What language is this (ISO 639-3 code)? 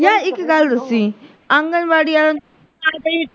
pan